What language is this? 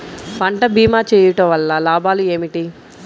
Telugu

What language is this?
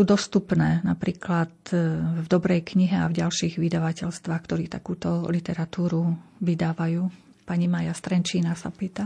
Slovak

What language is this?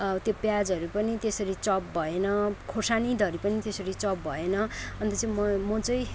Nepali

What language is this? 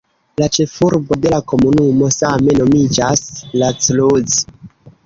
Esperanto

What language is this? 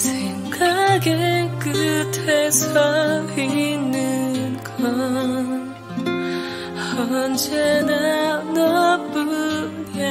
Korean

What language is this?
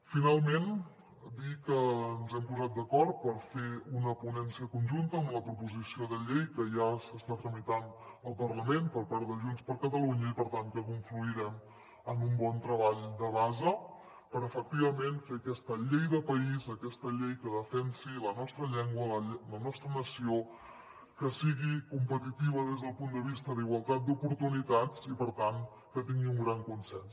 Catalan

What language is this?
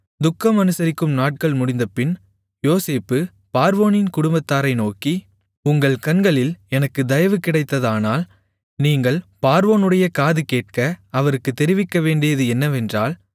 Tamil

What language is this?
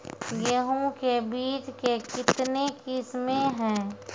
Maithili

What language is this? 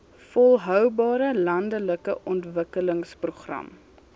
Afrikaans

